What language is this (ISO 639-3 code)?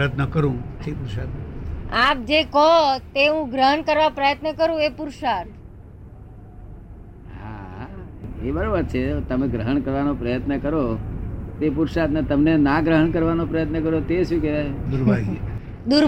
guj